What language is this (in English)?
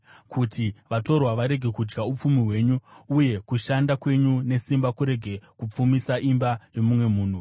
Shona